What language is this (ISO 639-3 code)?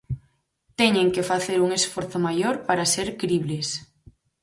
glg